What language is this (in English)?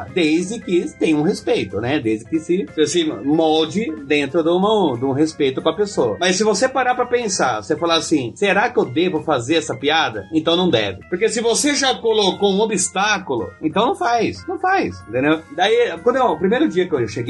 Portuguese